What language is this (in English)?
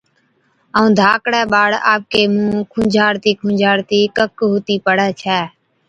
Od